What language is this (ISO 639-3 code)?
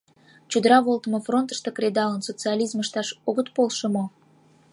chm